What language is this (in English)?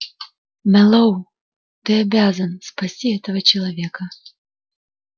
Russian